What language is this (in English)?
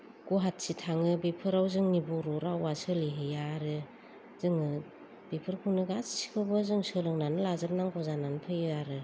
Bodo